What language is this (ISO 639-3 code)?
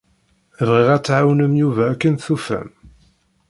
kab